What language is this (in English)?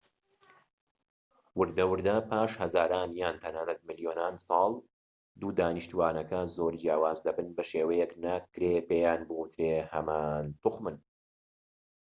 Central Kurdish